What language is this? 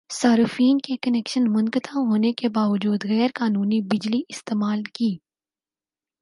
Urdu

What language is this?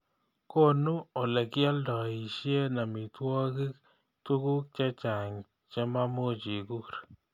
Kalenjin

